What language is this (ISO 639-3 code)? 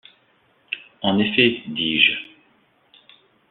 fra